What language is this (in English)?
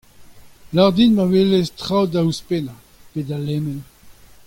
Breton